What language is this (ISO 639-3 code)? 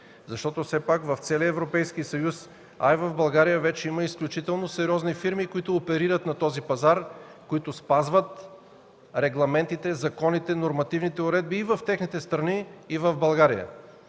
bul